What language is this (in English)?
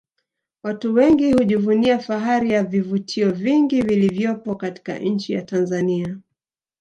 Swahili